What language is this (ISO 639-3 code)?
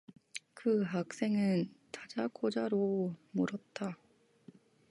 kor